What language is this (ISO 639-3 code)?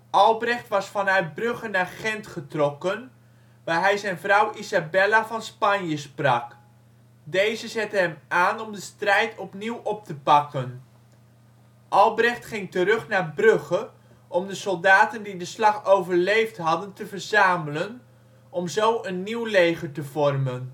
nld